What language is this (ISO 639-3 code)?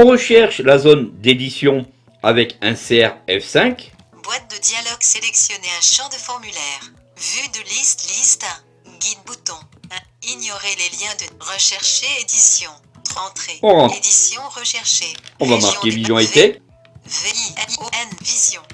fra